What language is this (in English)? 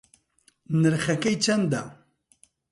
Central Kurdish